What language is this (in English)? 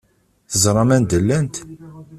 Kabyle